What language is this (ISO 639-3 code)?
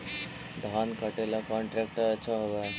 mag